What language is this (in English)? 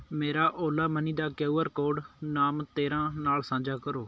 Punjabi